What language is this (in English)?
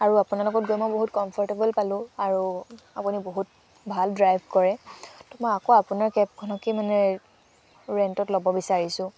Assamese